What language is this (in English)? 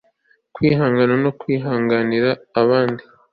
Kinyarwanda